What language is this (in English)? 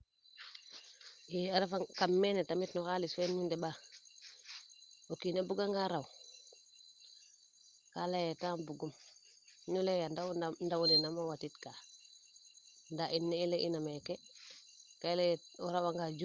Serer